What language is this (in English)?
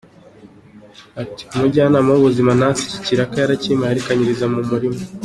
Kinyarwanda